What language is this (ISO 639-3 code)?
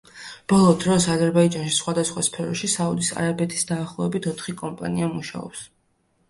kat